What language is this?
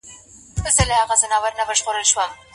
Pashto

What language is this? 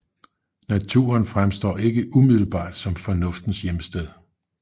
Danish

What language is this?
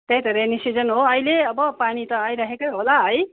Nepali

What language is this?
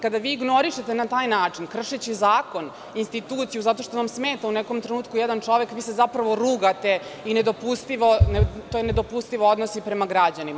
Serbian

